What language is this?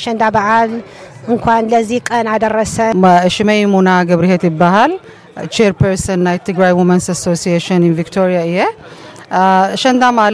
Amharic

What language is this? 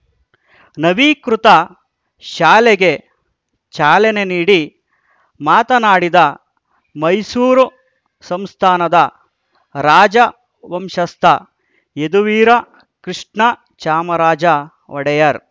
Kannada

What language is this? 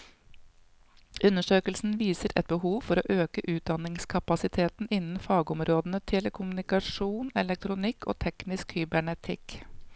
Norwegian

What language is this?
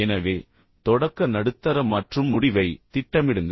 Tamil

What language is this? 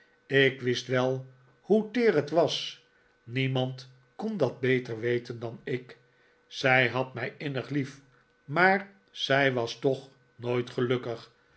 Dutch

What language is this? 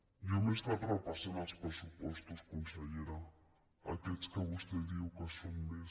Catalan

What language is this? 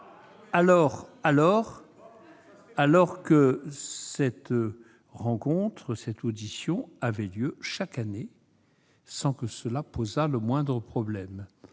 French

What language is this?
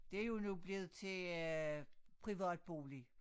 Danish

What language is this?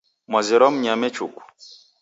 Taita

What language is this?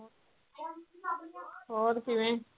Punjabi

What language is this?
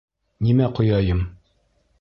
Bashkir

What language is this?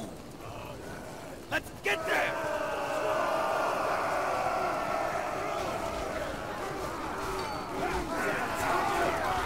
German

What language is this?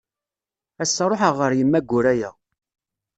Kabyle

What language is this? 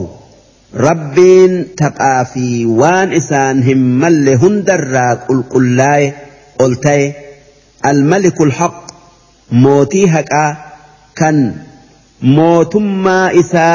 Arabic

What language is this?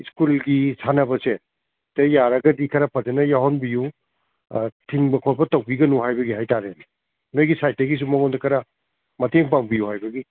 Manipuri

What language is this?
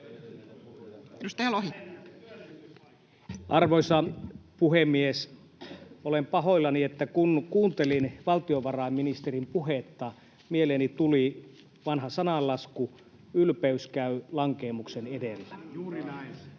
Finnish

